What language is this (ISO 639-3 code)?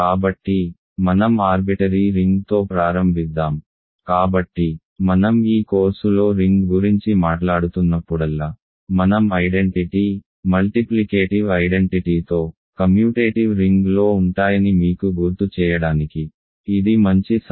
tel